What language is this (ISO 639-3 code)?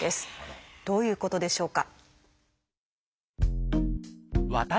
jpn